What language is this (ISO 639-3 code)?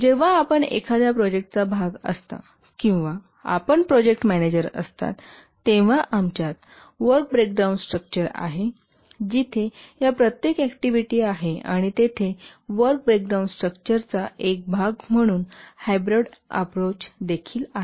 mar